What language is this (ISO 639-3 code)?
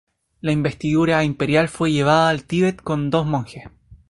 spa